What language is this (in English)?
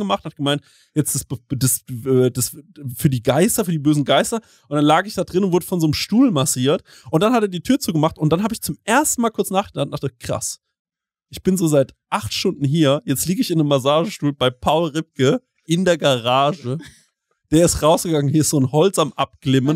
German